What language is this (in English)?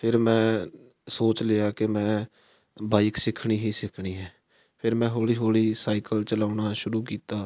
Punjabi